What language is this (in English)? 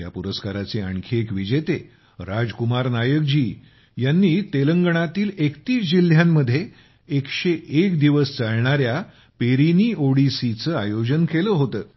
Marathi